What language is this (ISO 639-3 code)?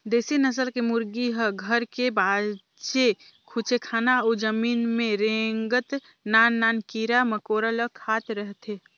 hne